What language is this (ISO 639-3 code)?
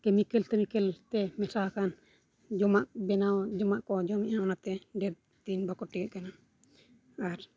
sat